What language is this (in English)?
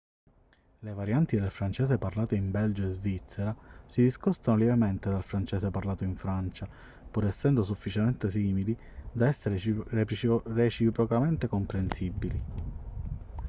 Italian